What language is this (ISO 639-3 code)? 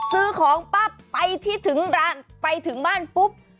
tha